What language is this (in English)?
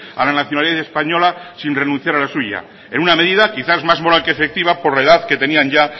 Spanish